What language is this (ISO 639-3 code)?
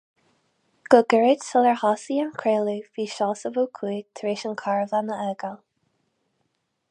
gle